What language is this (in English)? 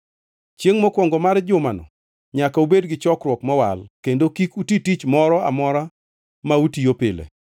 Luo (Kenya and Tanzania)